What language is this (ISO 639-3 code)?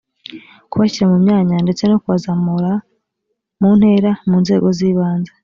kin